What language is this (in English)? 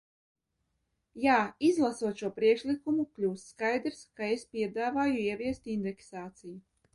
Latvian